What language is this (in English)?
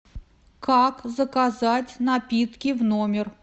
Russian